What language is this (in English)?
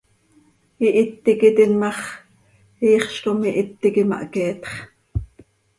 Seri